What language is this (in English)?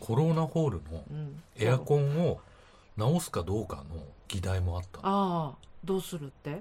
Japanese